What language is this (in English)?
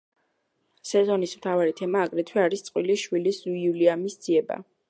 Georgian